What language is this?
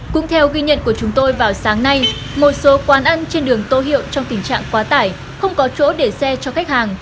Vietnamese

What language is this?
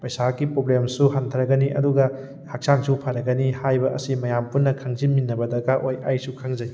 Manipuri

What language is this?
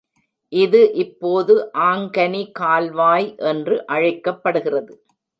Tamil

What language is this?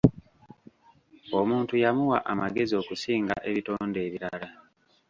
Ganda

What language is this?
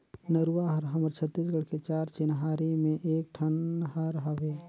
Chhattisgarhi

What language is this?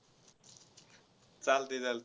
Marathi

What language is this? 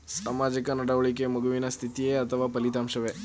Kannada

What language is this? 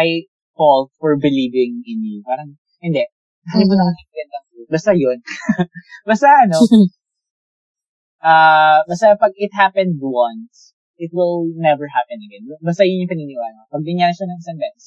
Filipino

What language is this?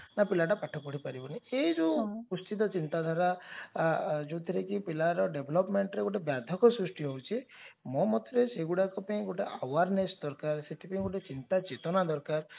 Odia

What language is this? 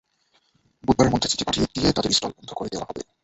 Bangla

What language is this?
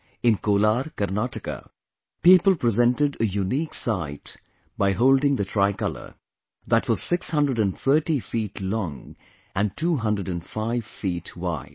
English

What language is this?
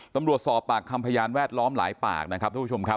Thai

